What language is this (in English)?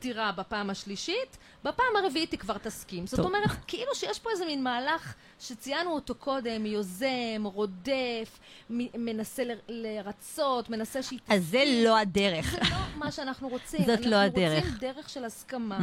Hebrew